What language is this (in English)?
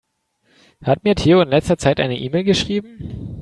German